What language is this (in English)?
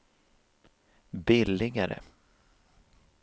Swedish